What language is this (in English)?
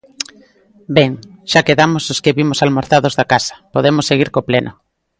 Galician